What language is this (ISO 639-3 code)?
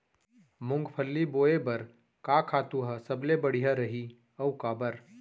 hne